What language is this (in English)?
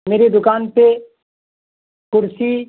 Urdu